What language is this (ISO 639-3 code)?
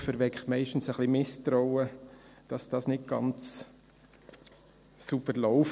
gsw